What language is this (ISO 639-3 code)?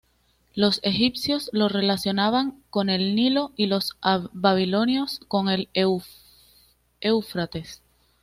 spa